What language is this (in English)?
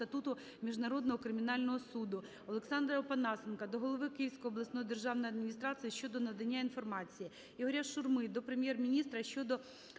Ukrainian